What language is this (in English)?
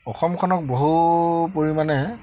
Assamese